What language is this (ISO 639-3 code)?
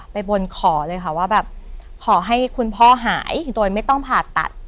tha